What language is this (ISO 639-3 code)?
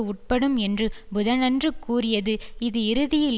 tam